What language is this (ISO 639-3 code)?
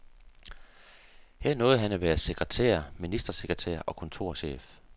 dan